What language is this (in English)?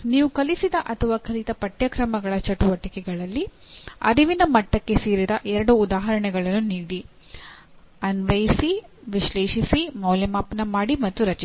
Kannada